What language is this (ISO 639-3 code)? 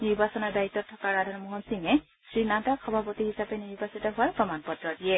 asm